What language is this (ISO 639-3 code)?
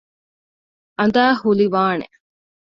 div